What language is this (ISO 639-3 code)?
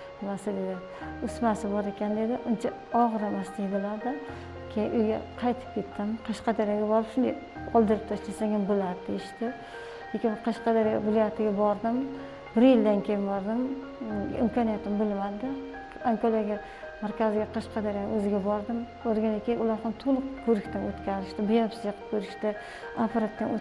tur